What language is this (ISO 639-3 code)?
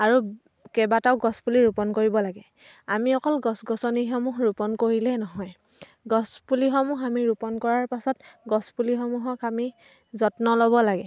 asm